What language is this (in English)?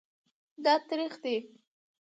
Pashto